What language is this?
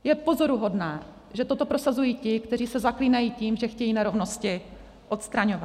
Czech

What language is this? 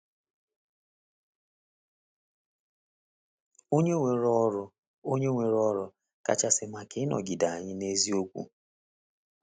Igbo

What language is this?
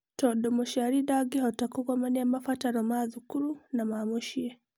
Kikuyu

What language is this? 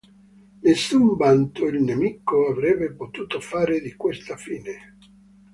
Italian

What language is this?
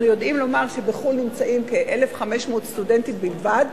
Hebrew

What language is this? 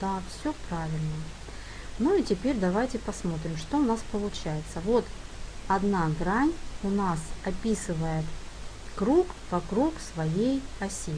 Russian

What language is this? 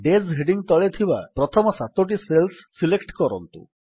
Odia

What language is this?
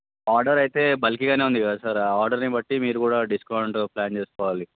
Telugu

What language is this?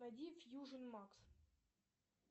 Russian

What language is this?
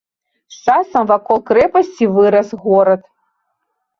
Belarusian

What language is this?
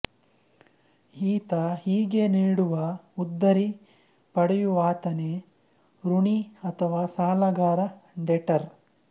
Kannada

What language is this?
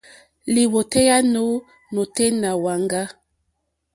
Mokpwe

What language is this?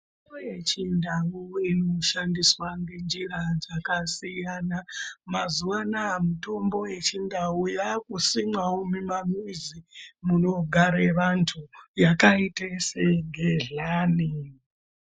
Ndau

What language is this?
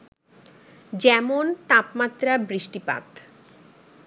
Bangla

